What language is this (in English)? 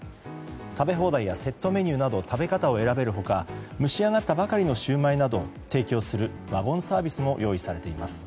Japanese